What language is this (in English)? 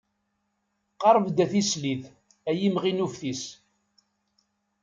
Kabyle